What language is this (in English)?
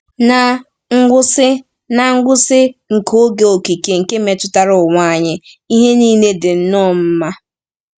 Igbo